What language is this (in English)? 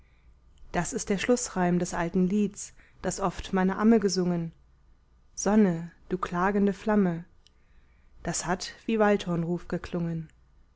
German